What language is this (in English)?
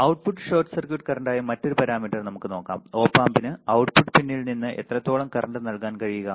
Malayalam